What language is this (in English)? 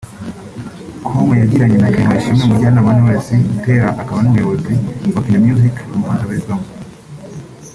Kinyarwanda